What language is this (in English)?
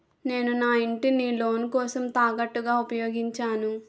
Telugu